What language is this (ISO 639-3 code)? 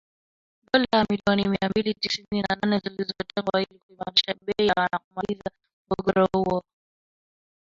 swa